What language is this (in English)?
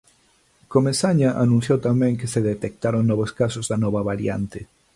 Galician